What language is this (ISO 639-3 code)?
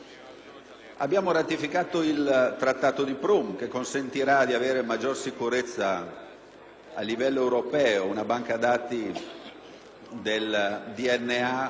ita